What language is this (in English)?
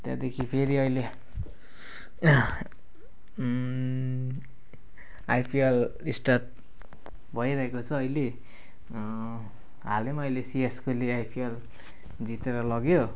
Nepali